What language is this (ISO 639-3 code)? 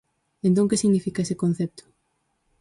glg